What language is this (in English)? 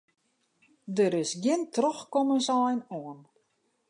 Western Frisian